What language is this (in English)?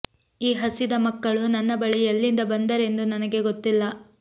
Kannada